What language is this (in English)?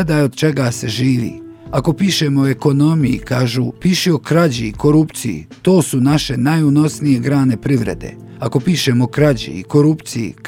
Croatian